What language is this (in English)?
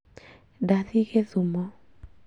Kikuyu